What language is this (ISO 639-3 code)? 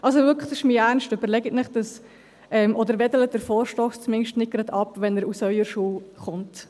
gsw